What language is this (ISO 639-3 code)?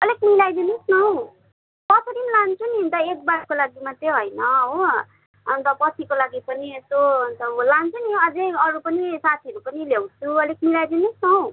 nep